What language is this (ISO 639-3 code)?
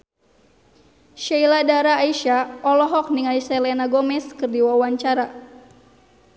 sun